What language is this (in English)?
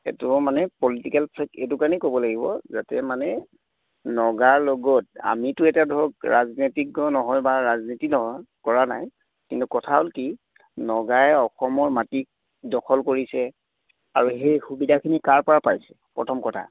Assamese